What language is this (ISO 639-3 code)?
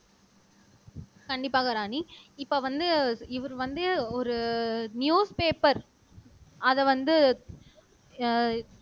tam